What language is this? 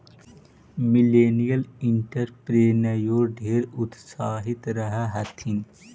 Magahi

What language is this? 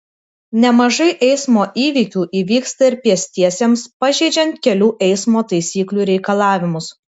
Lithuanian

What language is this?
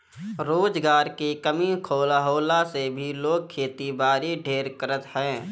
Bhojpuri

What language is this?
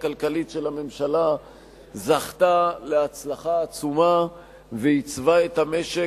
Hebrew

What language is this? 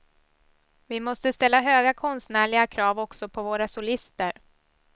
Swedish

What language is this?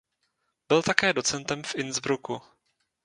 Czech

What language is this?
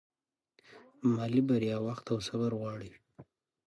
Pashto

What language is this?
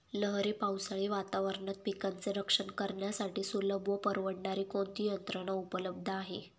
Marathi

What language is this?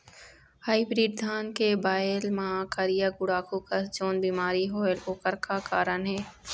Chhattisgarhi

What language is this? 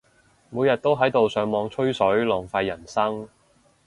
Cantonese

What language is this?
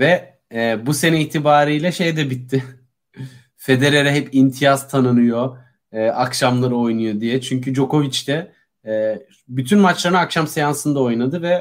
Turkish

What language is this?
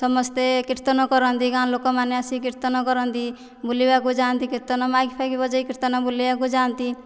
Odia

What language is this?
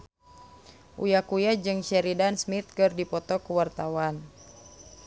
Sundanese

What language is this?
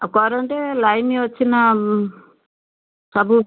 Odia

